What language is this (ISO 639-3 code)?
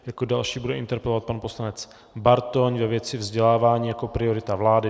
ces